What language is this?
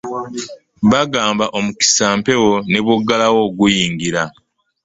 Ganda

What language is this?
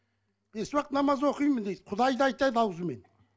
Kazakh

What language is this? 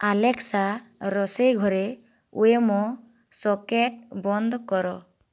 Odia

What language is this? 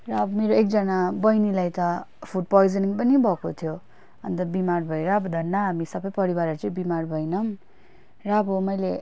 Nepali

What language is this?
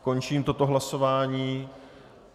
Czech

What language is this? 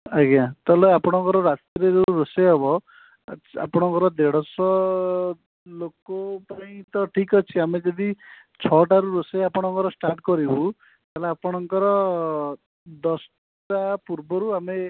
Odia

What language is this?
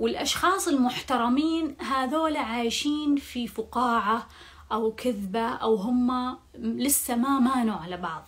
Arabic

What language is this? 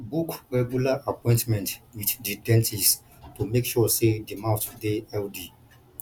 Nigerian Pidgin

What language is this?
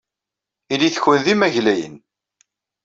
Kabyle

